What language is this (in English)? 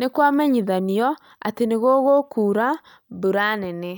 Kikuyu